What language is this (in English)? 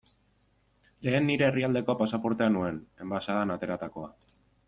Basque